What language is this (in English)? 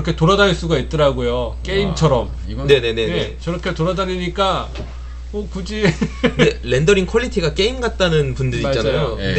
Korean